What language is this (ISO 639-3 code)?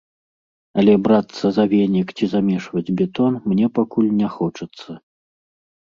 bel